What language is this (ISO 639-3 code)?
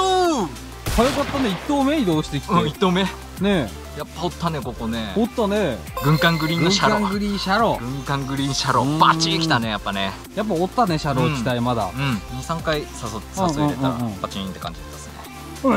jpn